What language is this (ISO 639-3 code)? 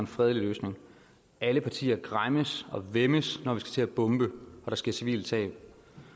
dan